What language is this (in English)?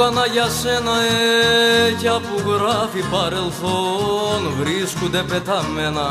Greek